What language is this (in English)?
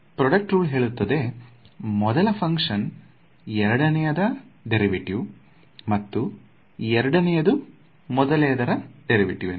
Kannada